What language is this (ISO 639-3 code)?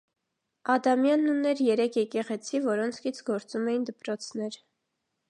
hye